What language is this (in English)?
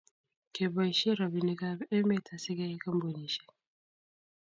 Kalenjin